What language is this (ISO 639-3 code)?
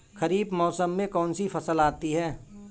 hin